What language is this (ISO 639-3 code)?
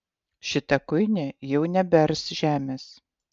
lit